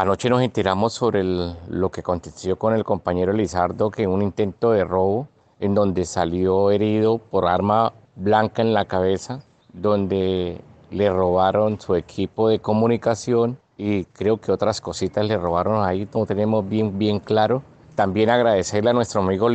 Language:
Spanish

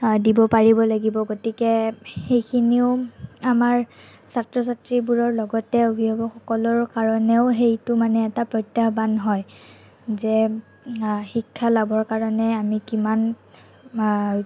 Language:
Assamese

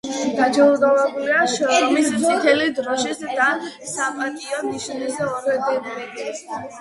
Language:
Georgian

